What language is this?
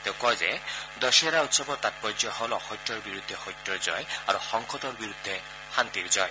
Assamese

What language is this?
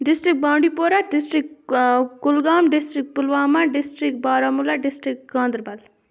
Kashmiri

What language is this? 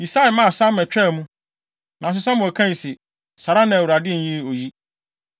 Akan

